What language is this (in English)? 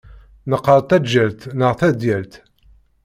Kabyle